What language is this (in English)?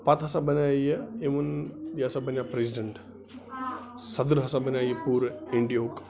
Kashmiri